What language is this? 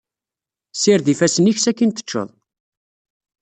Kabyle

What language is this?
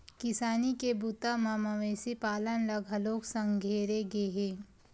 Chhattisgarhi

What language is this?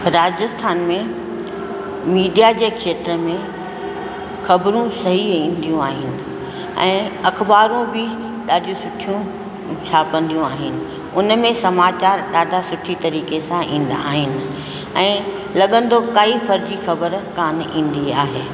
Sindhi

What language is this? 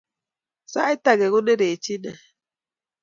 Kalenjin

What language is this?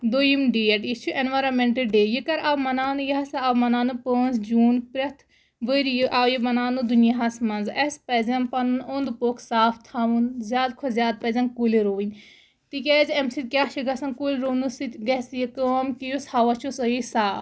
Kashmiri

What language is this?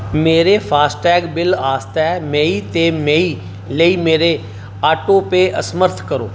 Dogri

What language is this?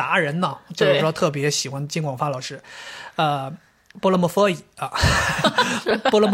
Chinese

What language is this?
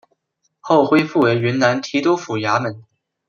Chinese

